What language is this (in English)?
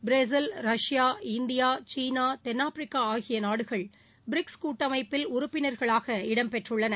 Tamil